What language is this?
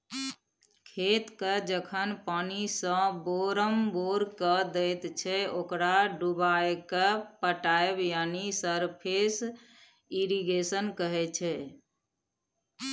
Maithili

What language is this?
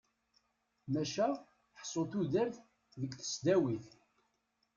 Kabyle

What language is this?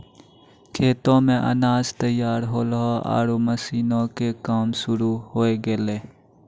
Maithili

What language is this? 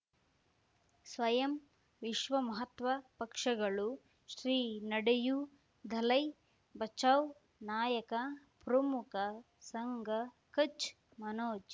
Kannada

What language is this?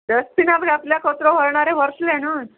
Konkani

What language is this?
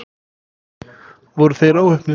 Icelandic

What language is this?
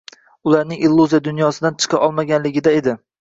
Uzbek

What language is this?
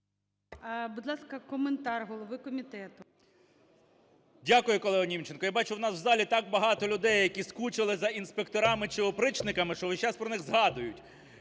Ukrainian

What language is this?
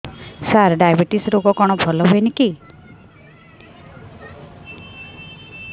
Odia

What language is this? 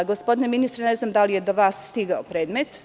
Serbian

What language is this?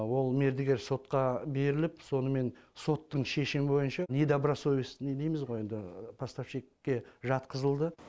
Kazakh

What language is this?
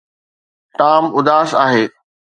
Sindhi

